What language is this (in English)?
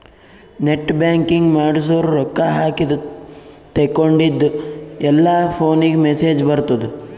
Kannada